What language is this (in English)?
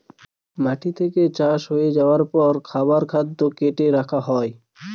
Bangla